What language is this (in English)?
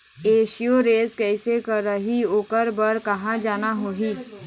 Chhattisgarhi